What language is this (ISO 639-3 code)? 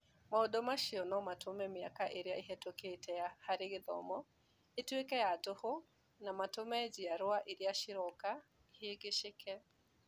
kik